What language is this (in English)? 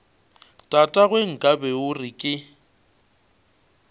Northern Sotho